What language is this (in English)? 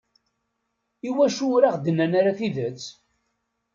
Kabyle